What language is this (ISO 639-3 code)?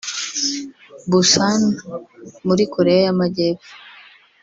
kin